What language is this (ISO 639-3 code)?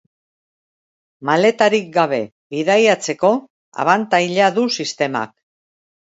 eus